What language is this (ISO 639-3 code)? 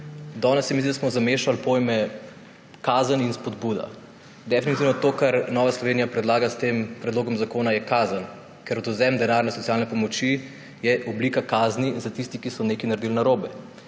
slv